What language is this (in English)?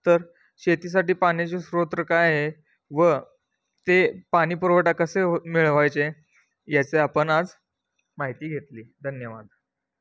Marathi